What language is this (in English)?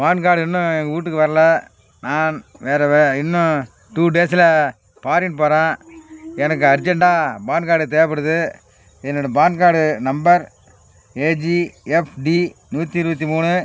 Tamil